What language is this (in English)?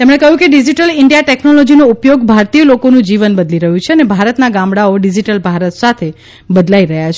Gujarati